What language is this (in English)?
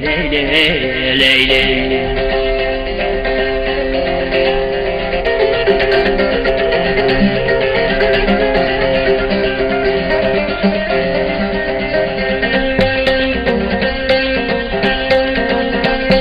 Turkish